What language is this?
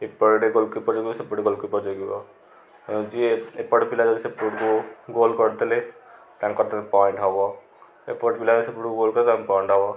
Odia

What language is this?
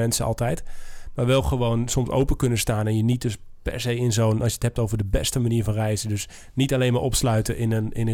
Dutch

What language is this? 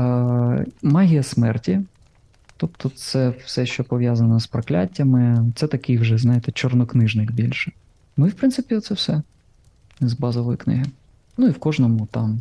Ukrainian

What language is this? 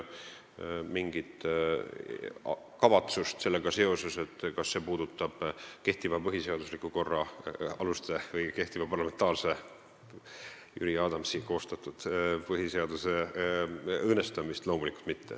Estonian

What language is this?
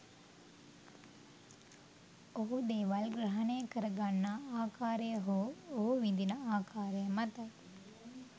Sinhala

